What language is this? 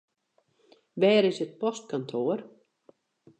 Western Frisian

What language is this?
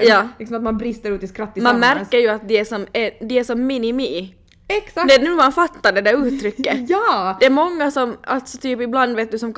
Swedish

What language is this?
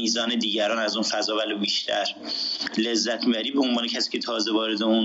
Persian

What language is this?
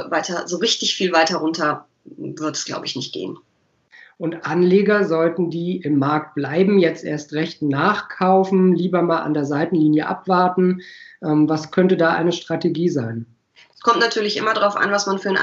German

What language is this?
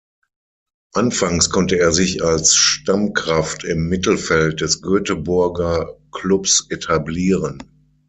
German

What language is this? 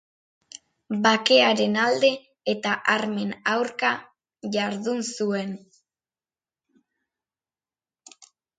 Basque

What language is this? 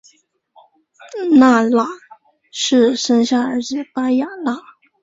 Chinese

